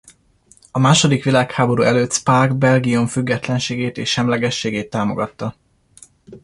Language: Hungarian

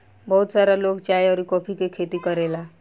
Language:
Bhojpuri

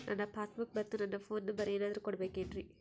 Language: Kannada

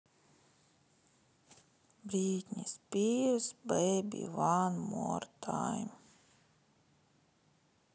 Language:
Russian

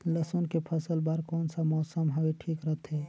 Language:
Chhattisgarhi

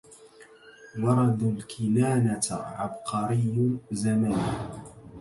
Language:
Arabic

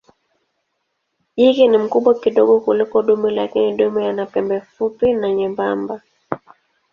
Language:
Swahili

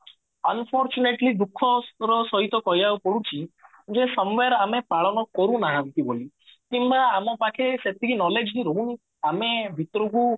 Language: Odia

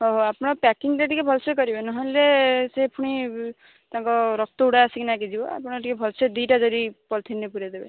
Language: Odia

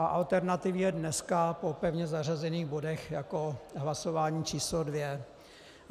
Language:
Czech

